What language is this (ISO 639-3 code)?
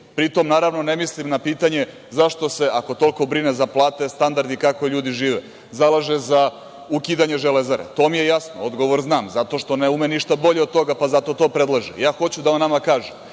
srp